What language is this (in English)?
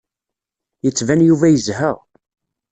Kabyle